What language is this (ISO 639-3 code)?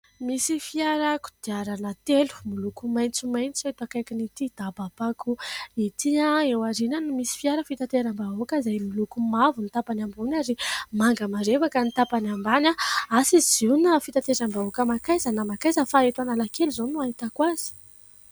mlg